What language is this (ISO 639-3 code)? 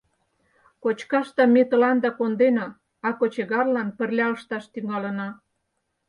chm